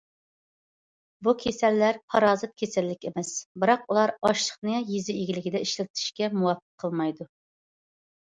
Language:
Uyghur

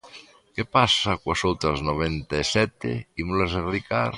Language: Galician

